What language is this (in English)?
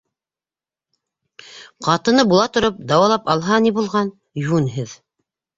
Bashkir